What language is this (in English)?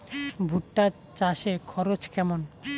Bangla